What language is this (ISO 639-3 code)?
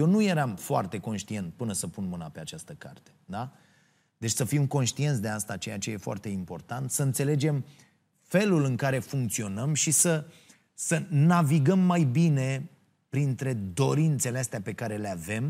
ron